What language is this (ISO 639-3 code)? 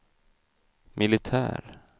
swe